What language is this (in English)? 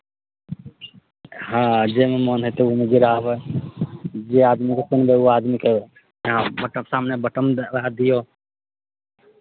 Maithili